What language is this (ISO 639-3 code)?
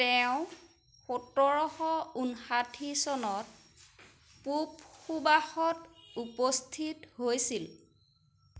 asm